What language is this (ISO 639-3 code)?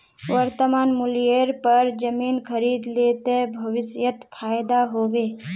mag